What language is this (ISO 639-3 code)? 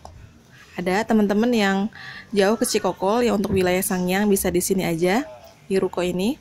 ind